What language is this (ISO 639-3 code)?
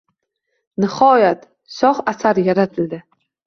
uzb